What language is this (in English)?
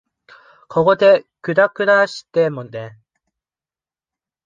Japanese